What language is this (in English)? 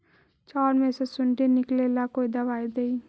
Magahi